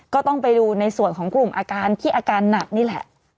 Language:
Thai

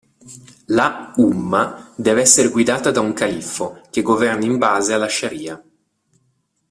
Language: Italian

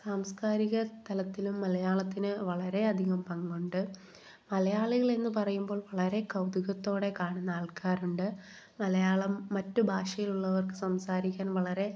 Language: Malayalam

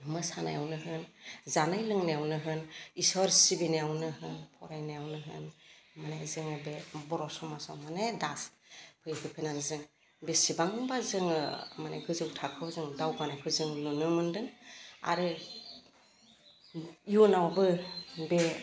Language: Bodo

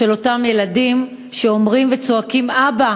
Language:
Hebrew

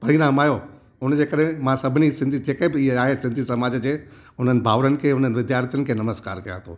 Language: Sindhi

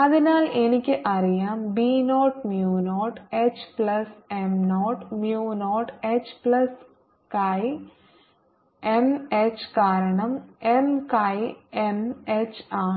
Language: Malayalam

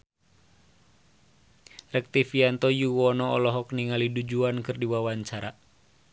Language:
Sundanese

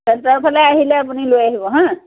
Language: Assamese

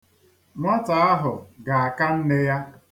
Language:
Igbo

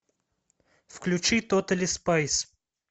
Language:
Russian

